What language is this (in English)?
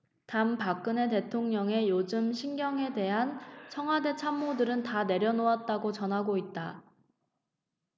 Korean